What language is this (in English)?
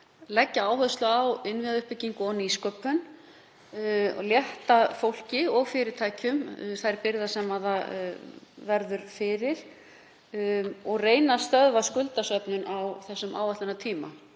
Icelandic